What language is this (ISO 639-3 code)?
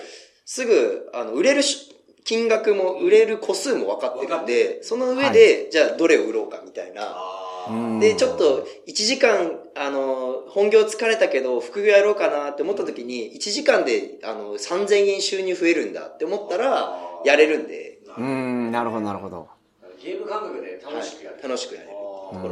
jpn